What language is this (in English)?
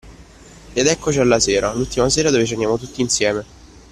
Italian